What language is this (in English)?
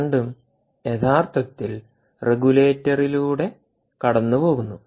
Malayalam